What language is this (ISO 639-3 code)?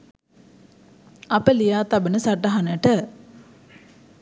sin